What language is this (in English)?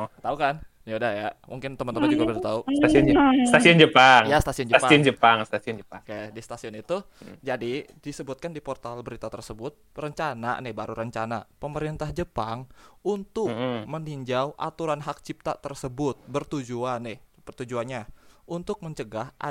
Indonesian